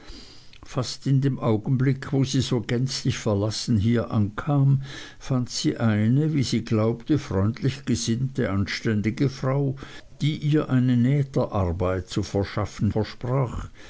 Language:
German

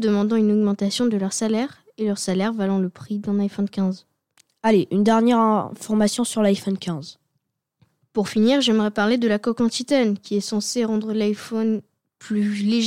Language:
French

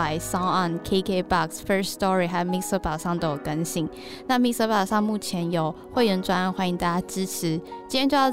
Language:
Chinese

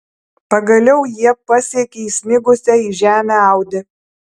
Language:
Lithuanian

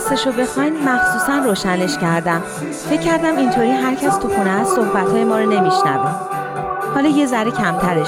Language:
Persian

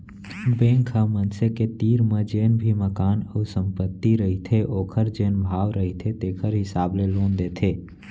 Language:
Chhattisgarhi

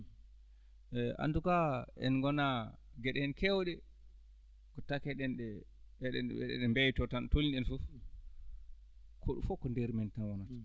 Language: Fula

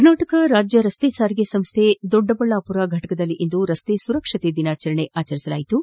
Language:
Kannada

